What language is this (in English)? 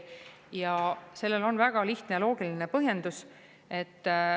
Estonian